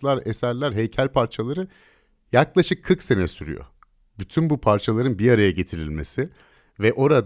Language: Turkish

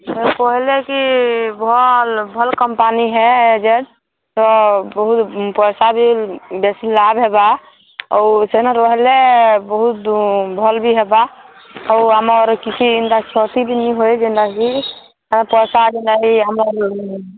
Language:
Odia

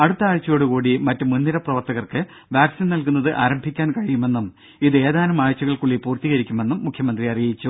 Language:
Malayalam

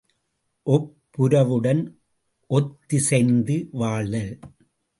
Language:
Tamil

